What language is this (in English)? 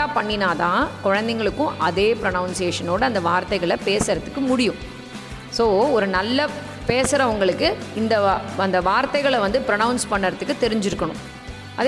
Tamil